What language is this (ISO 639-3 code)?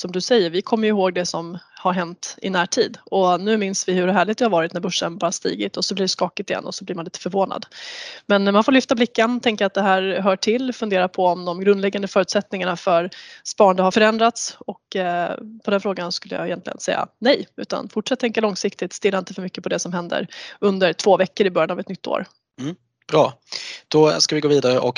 swe